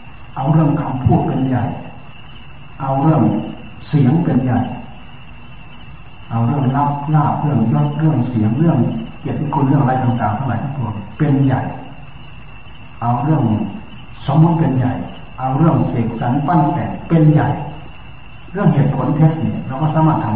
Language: Thai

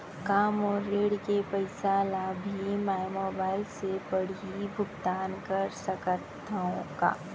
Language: Chhattisgarhi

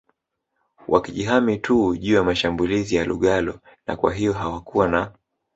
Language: Swahili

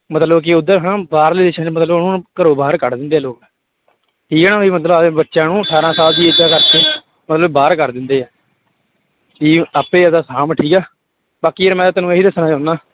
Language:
Punjabi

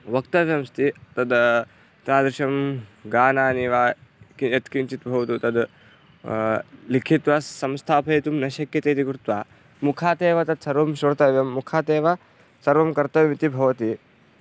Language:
Sanskrit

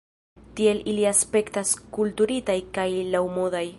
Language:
Esperanto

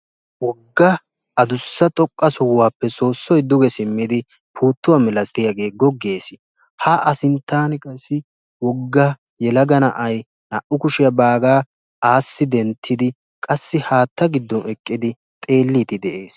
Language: Wolaytta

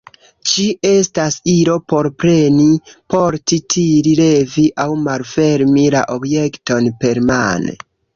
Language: Esperanto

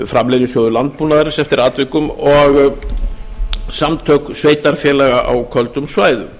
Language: Icelandic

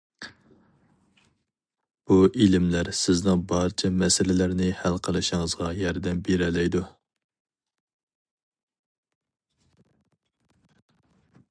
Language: Uyghur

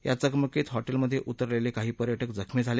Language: Marathi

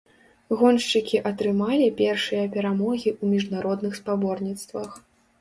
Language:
Belarusian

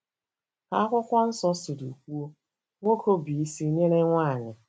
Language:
Igbo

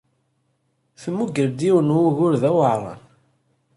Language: Kabyle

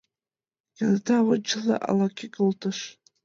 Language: Mari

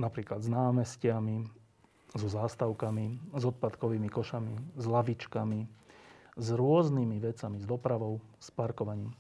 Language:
Slovak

